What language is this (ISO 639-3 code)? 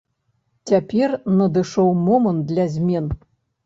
bel